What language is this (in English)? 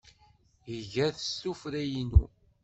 Kabyle